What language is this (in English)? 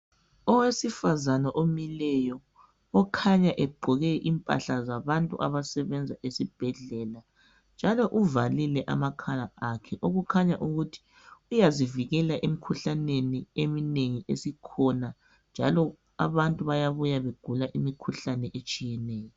North Ndebele